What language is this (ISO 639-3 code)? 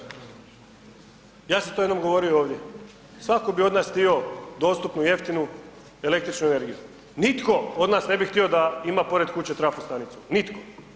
hrv